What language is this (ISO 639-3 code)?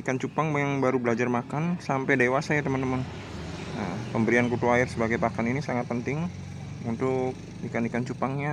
ind